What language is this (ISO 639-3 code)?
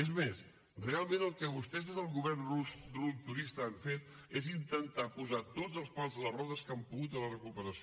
cat